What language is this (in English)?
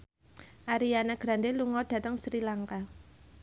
Javanese